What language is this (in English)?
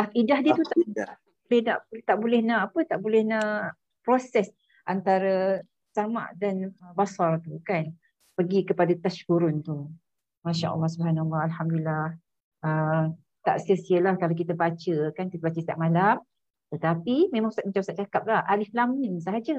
Malay